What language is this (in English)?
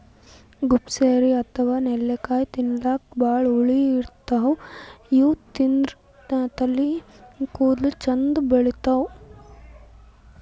Kannada